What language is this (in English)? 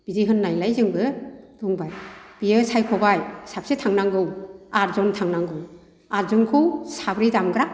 Bodo